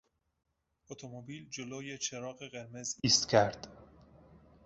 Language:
Persian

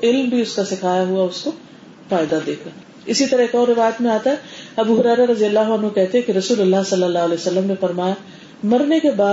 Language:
Urdu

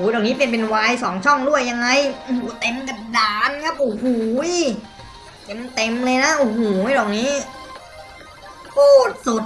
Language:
Thai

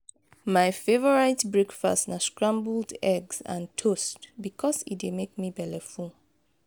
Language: Nigerian Pidgin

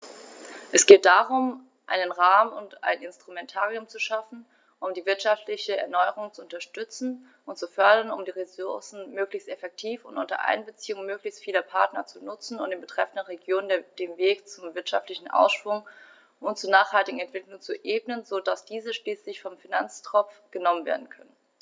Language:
German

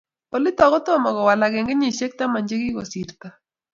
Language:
Kalenjin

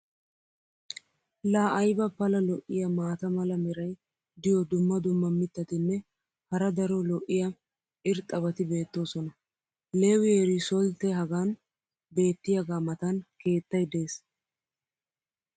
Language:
Wolaytta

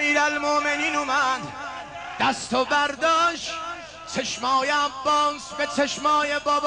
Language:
Persian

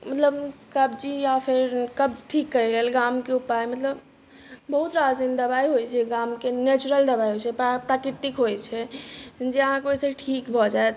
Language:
Maithili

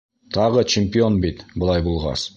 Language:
Bashkir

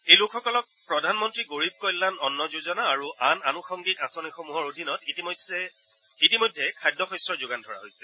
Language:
Assamese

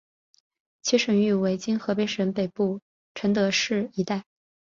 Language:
Chinese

